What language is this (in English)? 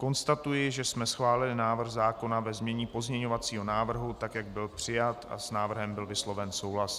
Czech